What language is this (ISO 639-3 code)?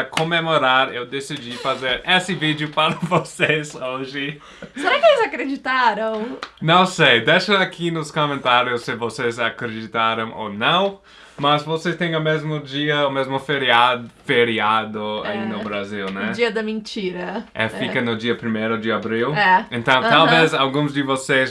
por